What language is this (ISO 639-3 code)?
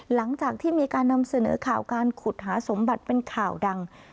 tha